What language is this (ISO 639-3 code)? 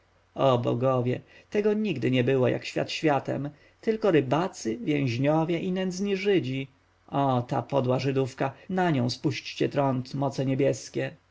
pol